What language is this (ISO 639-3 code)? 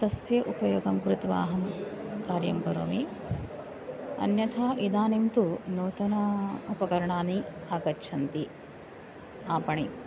san